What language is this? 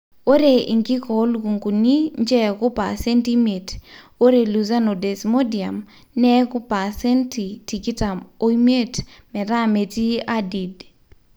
Masai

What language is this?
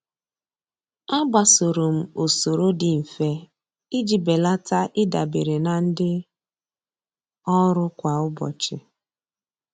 Igbo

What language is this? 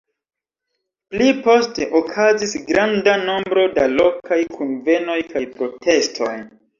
Esperanto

